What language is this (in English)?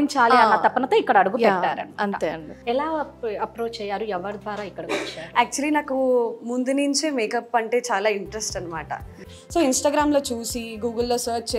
Telugu